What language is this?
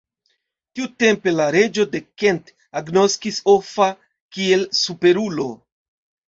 Esperanto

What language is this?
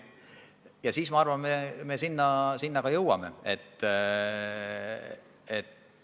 Estonian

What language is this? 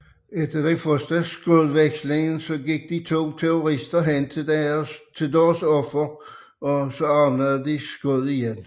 Danish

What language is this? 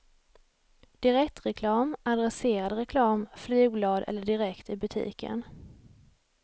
Swedish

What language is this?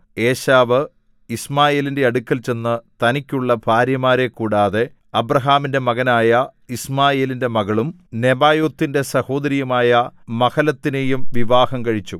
Malayalam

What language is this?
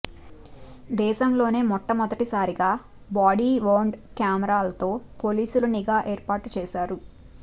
Telugu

